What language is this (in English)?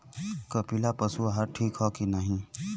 Bhojpuri